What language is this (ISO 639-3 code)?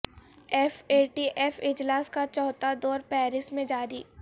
urd